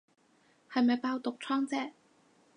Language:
Cantonese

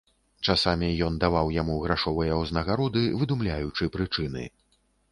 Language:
Belarusian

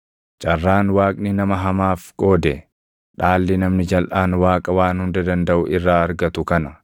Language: Oromo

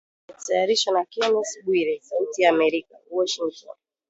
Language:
Swahili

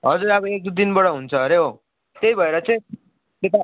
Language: Nepali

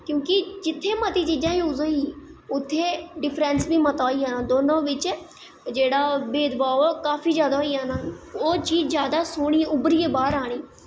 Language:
Dogri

